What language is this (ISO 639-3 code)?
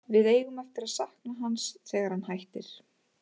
isl